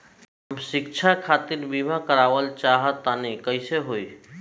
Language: Bhojpuri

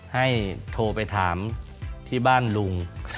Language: Thai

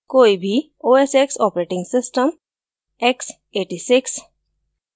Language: Hindi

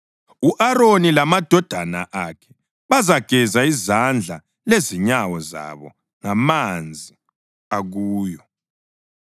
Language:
North Ndebele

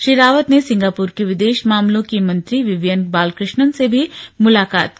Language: Hindi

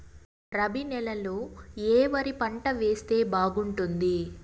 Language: Telugu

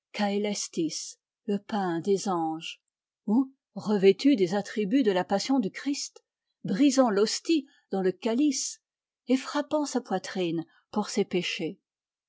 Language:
French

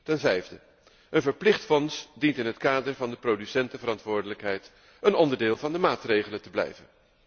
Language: Dutch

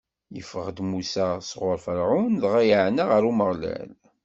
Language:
Kabyle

